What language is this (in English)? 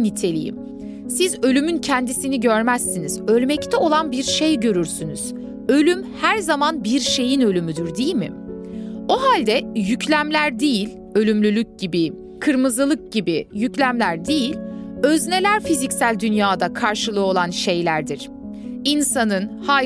Turkish